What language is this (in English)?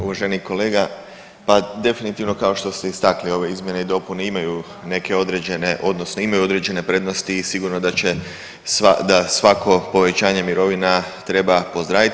Croatian